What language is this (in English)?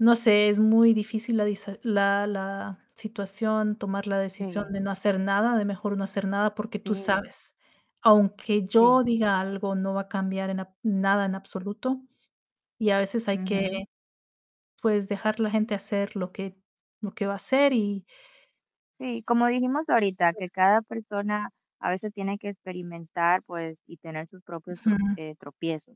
Spanish